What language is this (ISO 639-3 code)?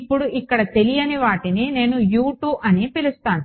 tel